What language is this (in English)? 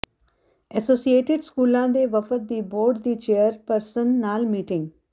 Punjabi